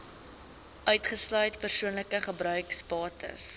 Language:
Afrikaans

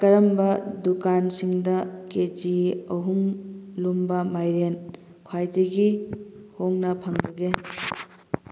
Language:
Manipuri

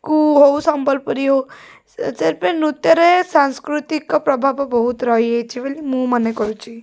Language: Odia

